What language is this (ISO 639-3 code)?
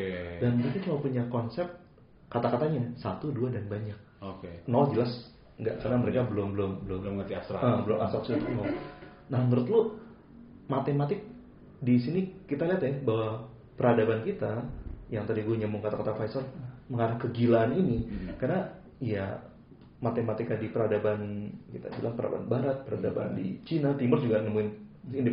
ind